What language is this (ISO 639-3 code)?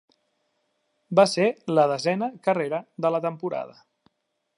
cat